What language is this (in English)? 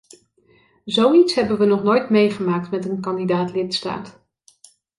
Dutch